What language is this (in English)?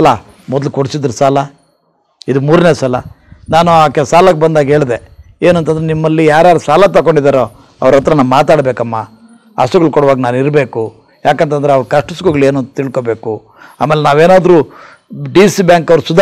Hindi